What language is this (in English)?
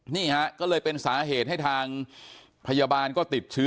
Thai